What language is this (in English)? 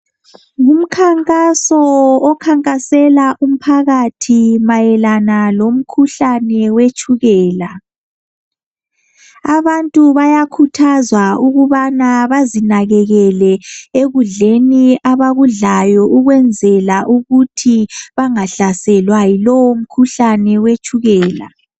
North Ndebele